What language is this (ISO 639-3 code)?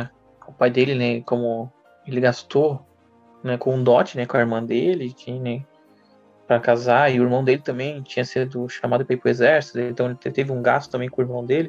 por